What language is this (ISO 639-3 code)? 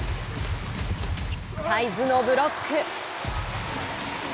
jpn